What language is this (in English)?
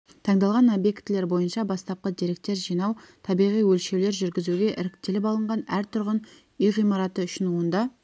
Kazakh